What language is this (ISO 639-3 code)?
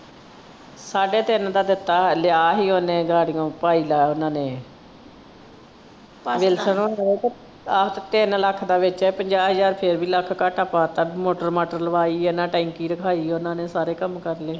pan